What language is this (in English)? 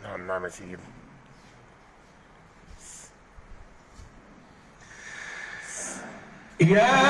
Arabic